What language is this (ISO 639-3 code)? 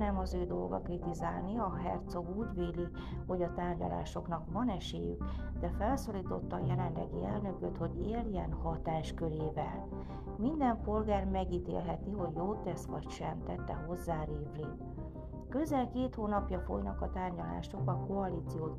hun